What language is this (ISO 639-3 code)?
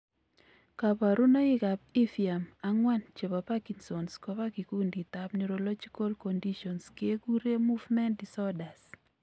kln